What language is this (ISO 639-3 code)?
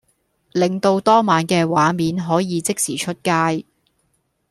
yue